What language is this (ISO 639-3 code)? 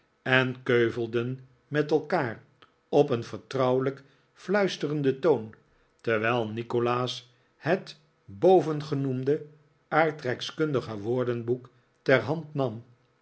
nld